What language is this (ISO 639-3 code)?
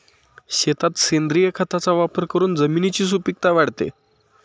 mar